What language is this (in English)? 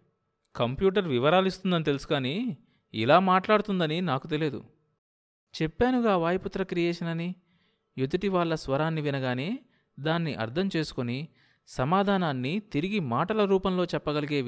Telugu